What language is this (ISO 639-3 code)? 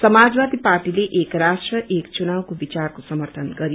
nep